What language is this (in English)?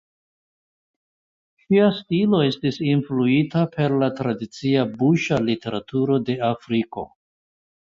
Esperanto